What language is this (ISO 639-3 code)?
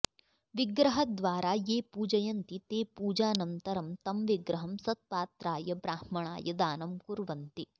san